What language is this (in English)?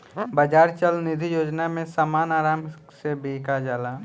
Bhojpuri